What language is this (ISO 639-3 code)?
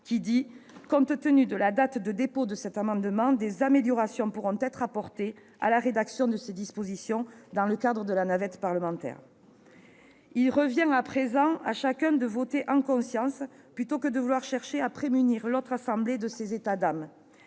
fra